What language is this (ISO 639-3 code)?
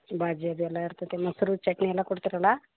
kan